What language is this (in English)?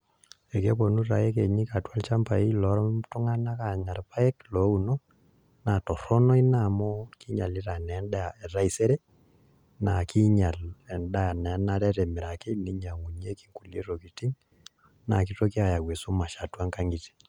Masai